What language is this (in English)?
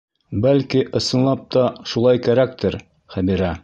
Bashkir